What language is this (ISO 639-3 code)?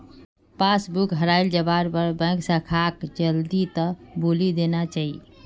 mag